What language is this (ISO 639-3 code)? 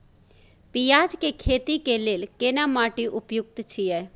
mai